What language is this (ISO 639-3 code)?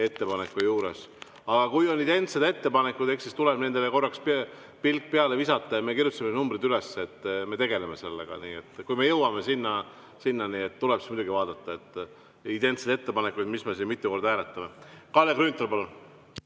est